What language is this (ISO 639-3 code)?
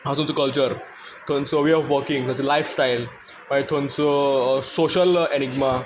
kok